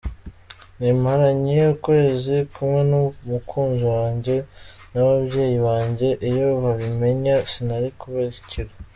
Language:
Kinyarwanda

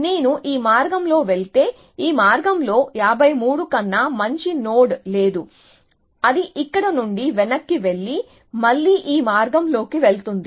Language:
Telugu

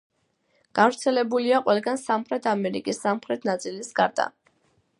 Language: Georgian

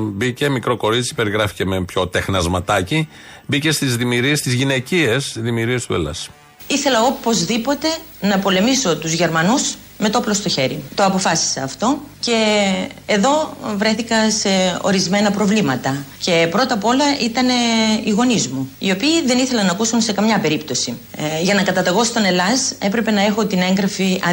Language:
Greek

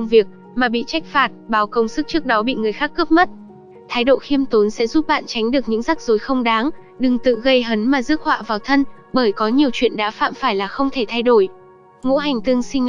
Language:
Vietnamese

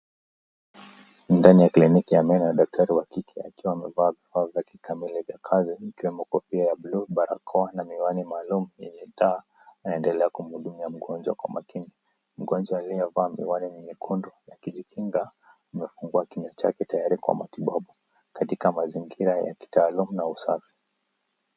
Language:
Swahili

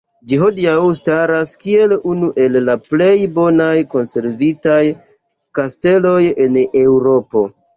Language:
Esperanto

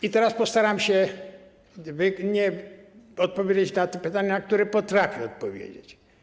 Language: Polish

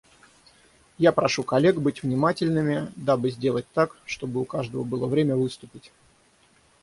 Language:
Russian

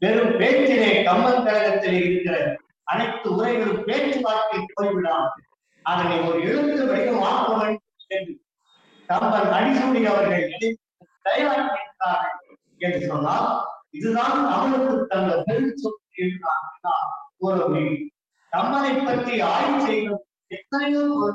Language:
Tamil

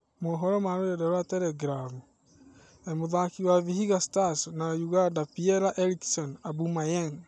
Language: Kikuyu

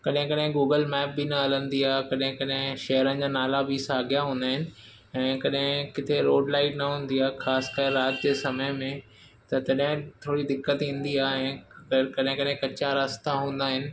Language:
Sindhi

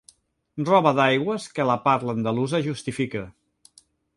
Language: Catalan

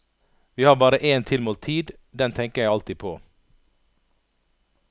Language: Norwegian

